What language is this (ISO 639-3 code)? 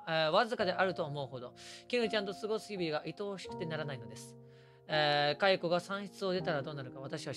jpn